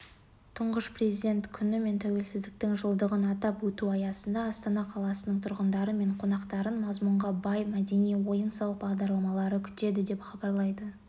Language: Kazakh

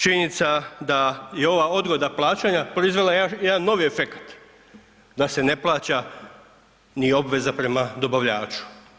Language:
Croatian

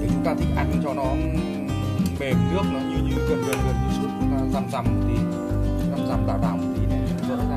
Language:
Vietnamese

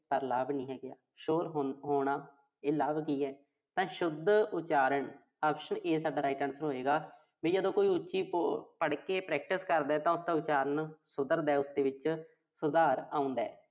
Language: Punjabi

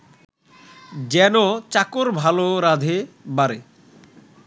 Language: Bangla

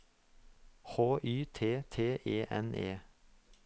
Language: Norwegian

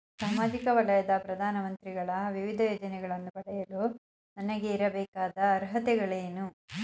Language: Kannada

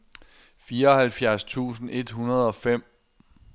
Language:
Danish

